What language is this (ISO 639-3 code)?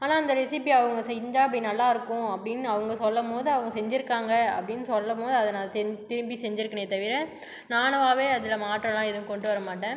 tam